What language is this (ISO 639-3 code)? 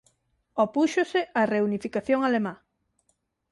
glg